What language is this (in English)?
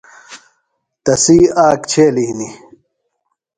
Phalura